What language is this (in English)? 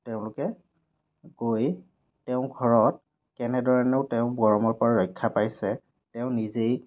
Assamese